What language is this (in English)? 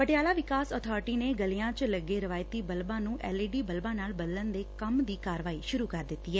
Punjabi